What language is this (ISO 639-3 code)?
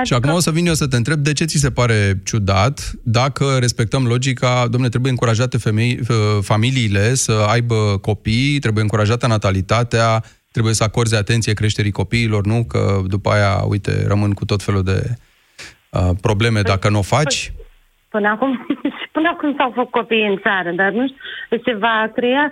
ron